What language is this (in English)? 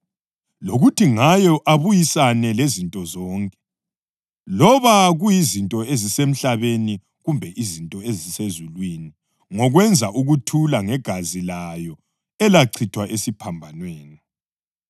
North Ndebele